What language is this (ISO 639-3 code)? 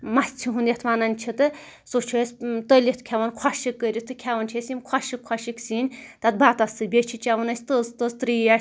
kas